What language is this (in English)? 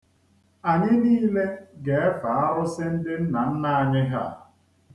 Igbo